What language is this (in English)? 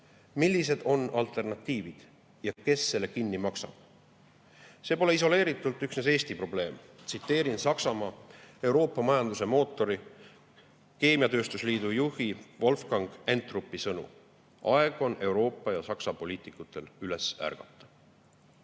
Estonian